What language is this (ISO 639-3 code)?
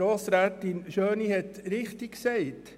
gsw